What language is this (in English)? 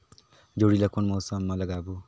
Chhattisgarhi